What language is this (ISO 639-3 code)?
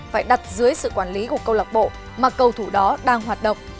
vie